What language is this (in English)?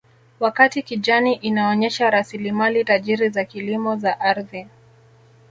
Swahili